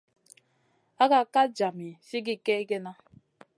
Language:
Masana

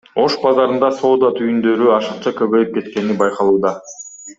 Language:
Kyrgyz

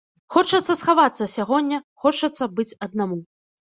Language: Belarusian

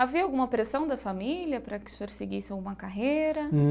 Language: Portuguese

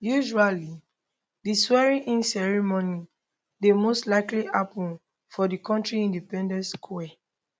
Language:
Nigerian Pidgin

